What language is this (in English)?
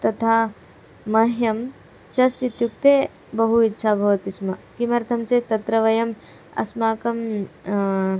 Sanskrit